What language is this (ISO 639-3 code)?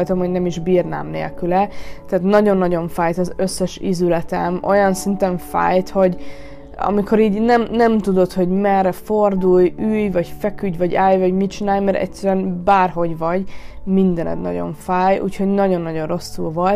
hun